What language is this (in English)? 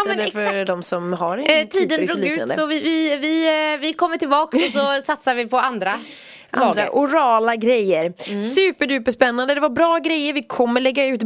Swedish